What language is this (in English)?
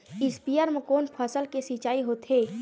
Chhattisgarhi